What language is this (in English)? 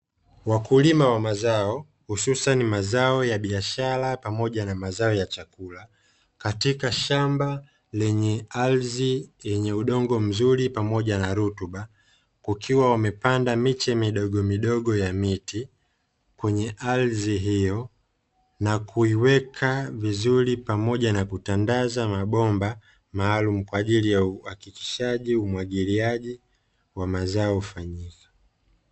Swahili